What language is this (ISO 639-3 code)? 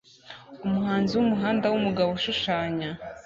kin